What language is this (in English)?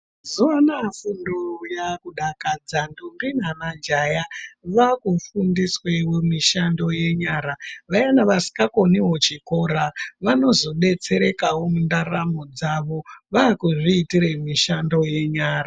Ndau